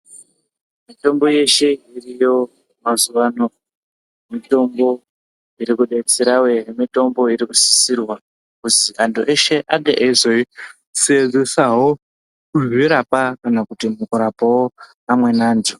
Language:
Ndau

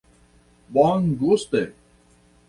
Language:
Esperanto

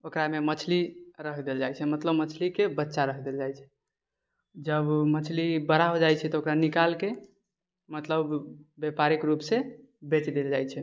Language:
Maithili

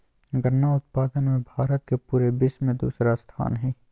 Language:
Magahi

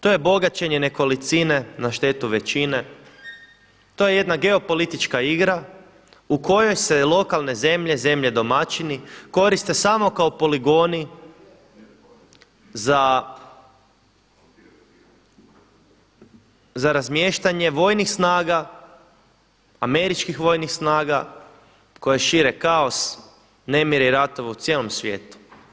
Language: Croatian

